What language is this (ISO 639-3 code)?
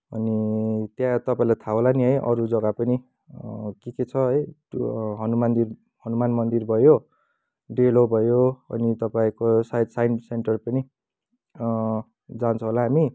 nep